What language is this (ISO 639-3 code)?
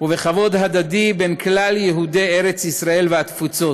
heb